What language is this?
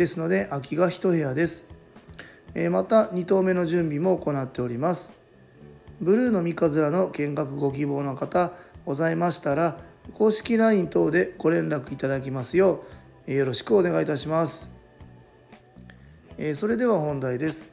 Japanese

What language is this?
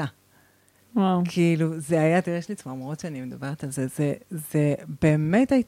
Hebrew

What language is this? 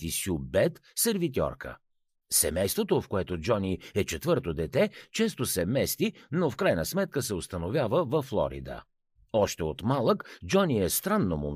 Bulgarian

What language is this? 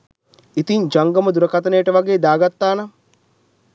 Sinhala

